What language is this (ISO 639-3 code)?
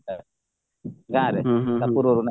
ori